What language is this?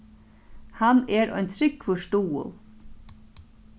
Faroese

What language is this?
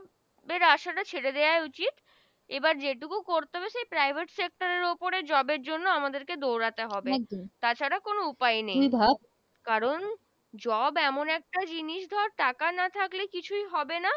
Bangla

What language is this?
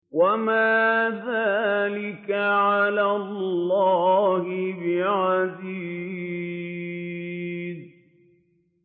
Arabic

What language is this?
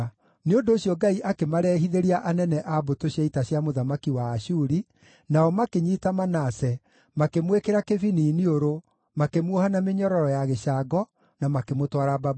Kikuyu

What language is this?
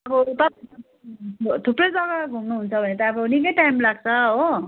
Nepali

